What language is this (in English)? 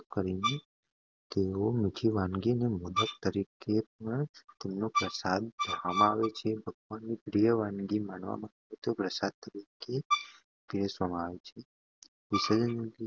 Gujarati